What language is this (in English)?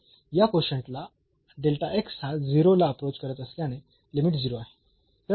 Marathi